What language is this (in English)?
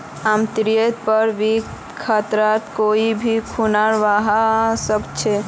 Magahi